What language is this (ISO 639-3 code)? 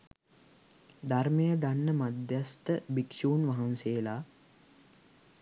sin